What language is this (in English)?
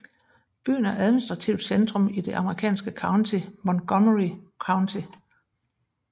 Danish